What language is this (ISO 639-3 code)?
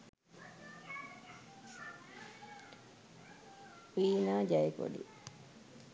sin